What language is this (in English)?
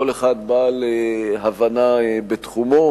Hebrew